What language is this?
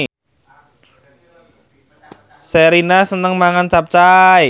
Javanese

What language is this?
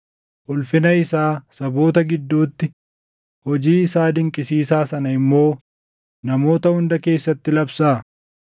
Oromo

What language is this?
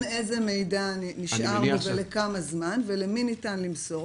Hebrew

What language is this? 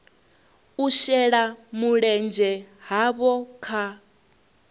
Venda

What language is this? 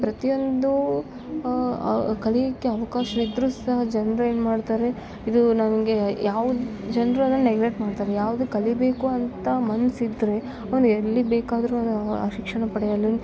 Kannada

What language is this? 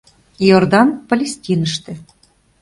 Mari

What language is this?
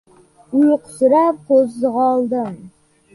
Uzbek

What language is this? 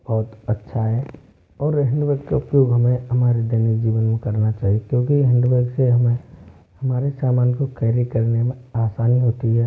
Hindi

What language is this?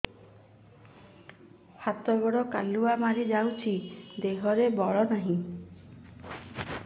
Odia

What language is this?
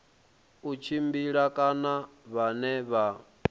Venda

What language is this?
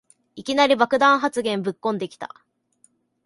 Japanese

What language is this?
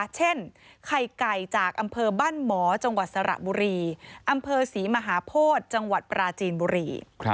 Thai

